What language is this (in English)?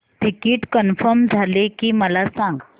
Marathi